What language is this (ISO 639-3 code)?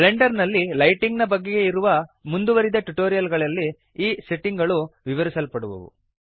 kan